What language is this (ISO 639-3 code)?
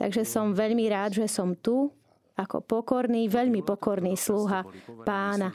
slk